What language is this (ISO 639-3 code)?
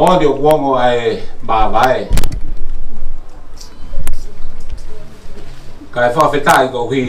spa